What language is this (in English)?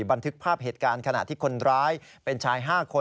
Thai